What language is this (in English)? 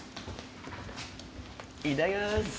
Japanese